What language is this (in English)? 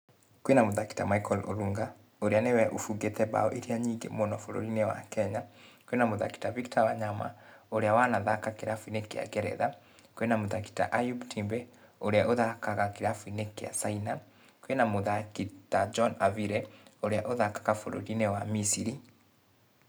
Kikuyu